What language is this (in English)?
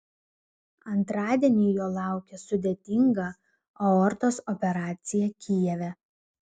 Lithuanian